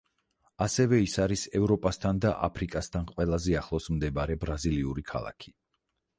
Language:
Georgian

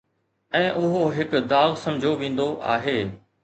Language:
Sindhi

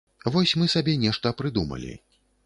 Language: Belarusian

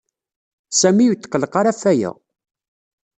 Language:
Kabyle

